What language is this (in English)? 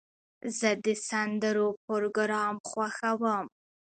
Pashto